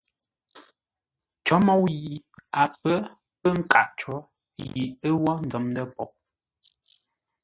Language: Ngombale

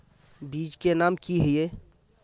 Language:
Magahi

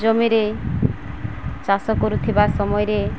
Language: Odia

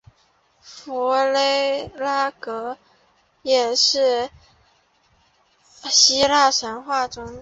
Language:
Chinese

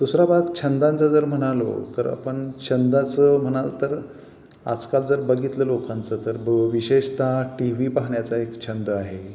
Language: Marathi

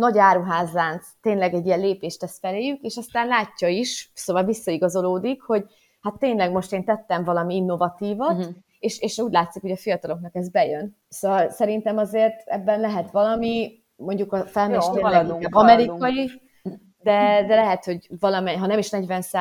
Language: Hungarian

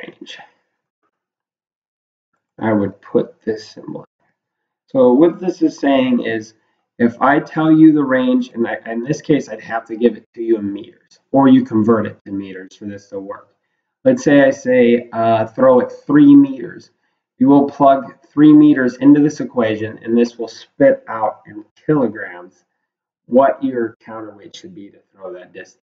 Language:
English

